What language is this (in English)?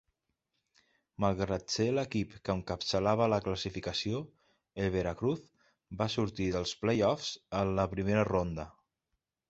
Catalan